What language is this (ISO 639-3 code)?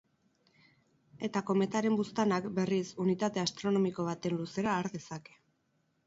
eus